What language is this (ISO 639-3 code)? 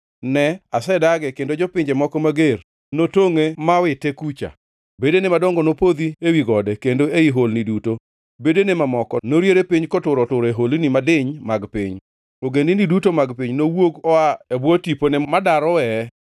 luo